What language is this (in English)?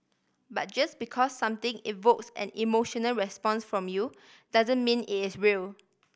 English